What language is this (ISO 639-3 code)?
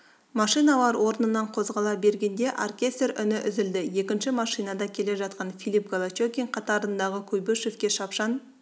kaz